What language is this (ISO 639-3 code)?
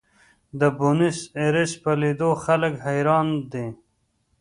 pus